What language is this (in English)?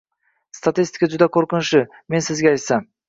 Uzbek